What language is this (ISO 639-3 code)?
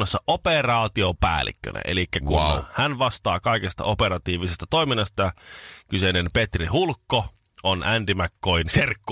fin